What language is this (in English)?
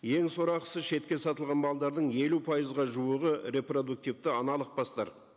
Kazakh